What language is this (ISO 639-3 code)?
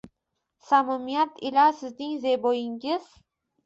uzb